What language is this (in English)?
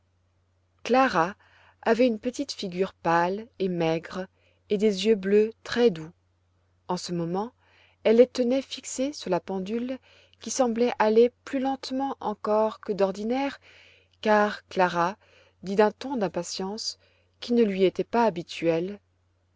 French